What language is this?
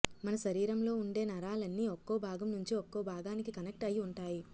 Telugu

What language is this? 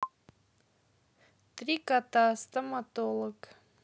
Russian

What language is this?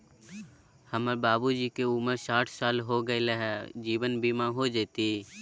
Magahi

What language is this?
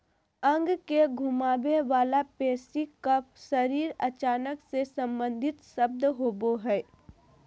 Magahi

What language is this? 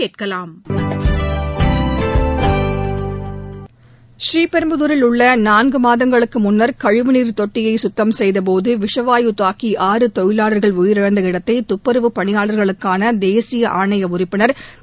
Tamil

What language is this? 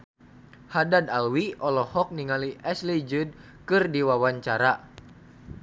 Sundanese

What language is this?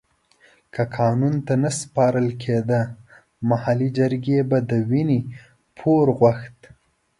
Pashto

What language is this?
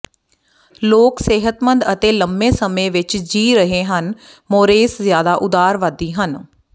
Punjabi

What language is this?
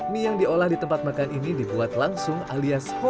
Indonesian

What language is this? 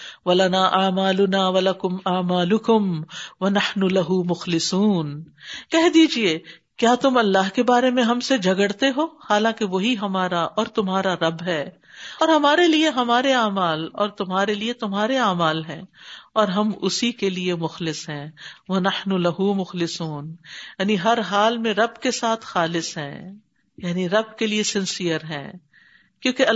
Urdu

